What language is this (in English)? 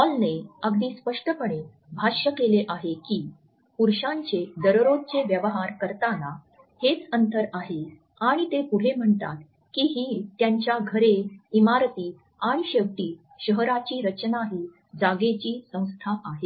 Marathi